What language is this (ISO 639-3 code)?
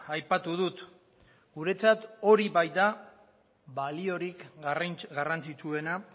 eus